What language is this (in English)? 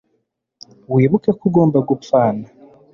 Kinyarwanda